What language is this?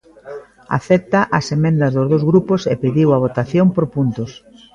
Galician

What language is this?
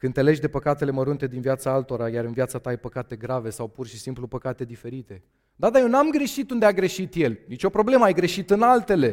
Romanian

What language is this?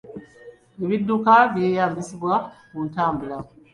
Ganda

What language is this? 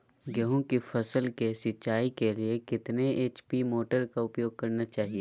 Magahi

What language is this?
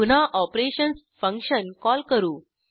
Marathi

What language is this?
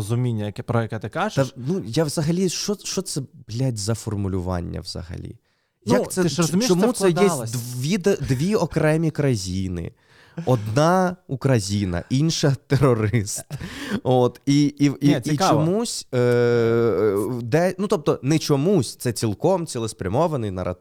Ukrainian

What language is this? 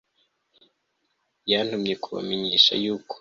Kinyarwanda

